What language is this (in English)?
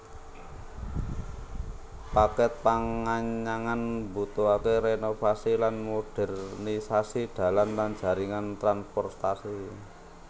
Javanese